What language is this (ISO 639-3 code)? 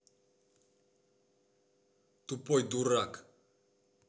rus